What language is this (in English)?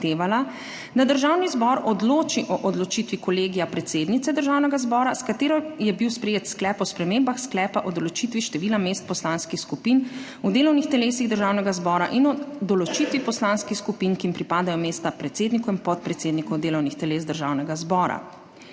Slovenian